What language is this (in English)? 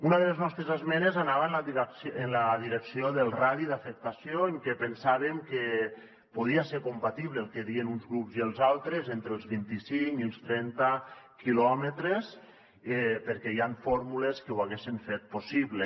Catalan